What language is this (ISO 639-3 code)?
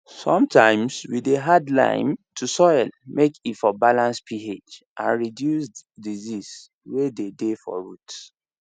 pcm